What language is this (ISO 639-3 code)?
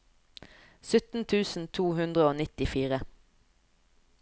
nor